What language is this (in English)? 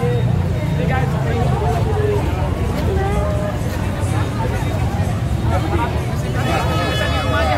Indonesian